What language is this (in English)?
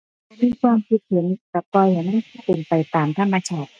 Thai